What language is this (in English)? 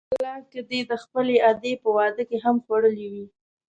Pashto